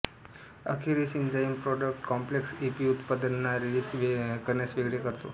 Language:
Marathi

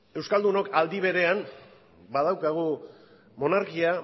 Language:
Basque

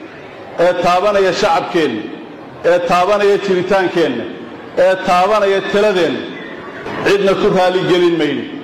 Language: Arabic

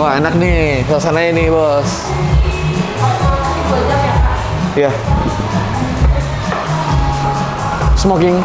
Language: Indonesian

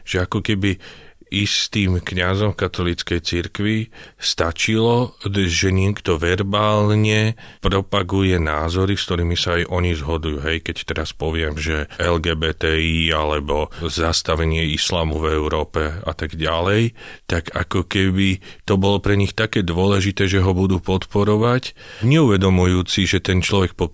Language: Slovak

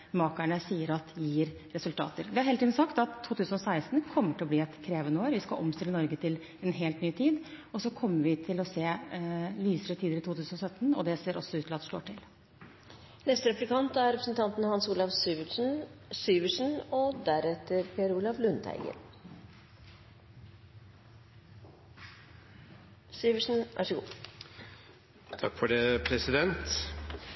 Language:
Norwegian Bokmål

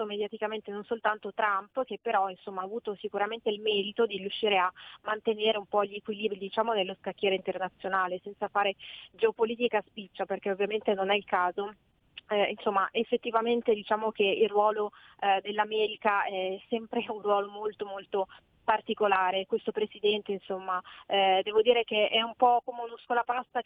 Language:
Italian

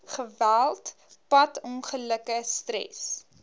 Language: Afrikaans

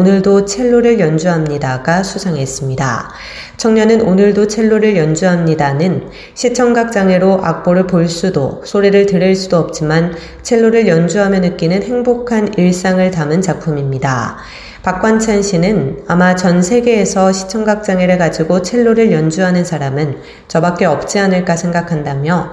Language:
Korean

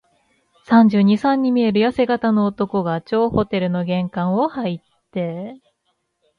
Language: Japanese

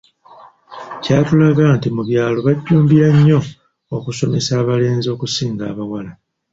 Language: Ganda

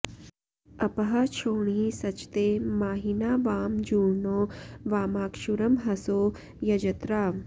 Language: Sanskrit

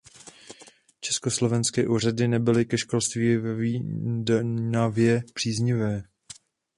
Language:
Czech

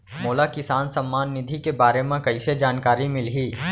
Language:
Chhattisgarhi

